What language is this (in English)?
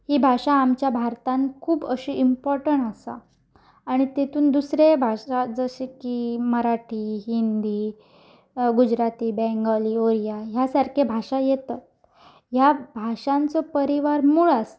Konkani